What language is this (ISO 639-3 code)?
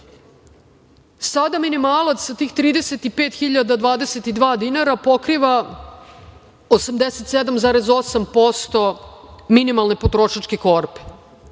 srp